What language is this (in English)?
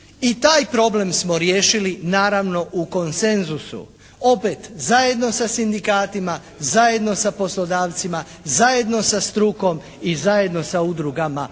Croatian